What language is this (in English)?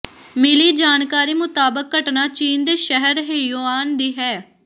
Punjabi